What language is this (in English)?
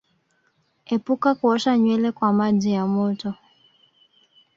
Swahili